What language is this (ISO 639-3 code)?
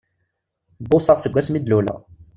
kab